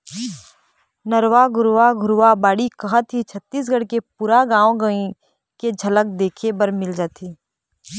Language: Chhattisgarhi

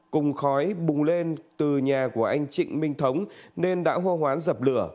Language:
Vietnamese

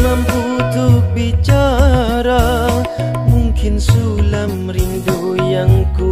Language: Indonesian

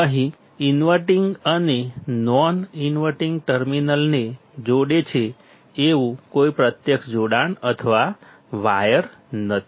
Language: Gujarati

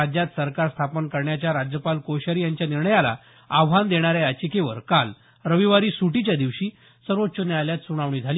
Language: Marathi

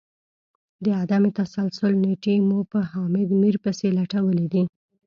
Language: Pashto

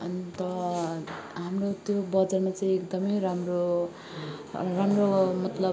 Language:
Nepali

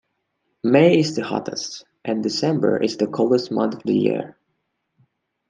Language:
English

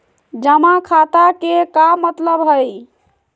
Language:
Magahi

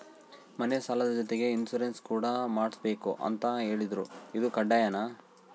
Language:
Kannada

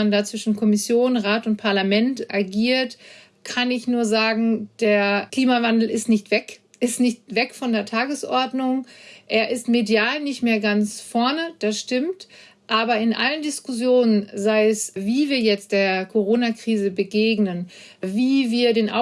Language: German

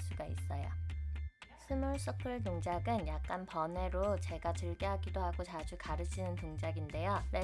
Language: Korean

